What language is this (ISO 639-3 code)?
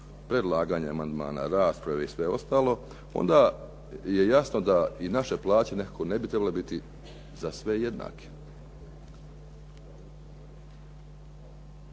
hrv